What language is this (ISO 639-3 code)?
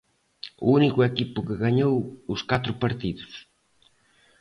glg